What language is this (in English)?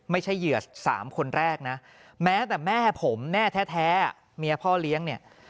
Thai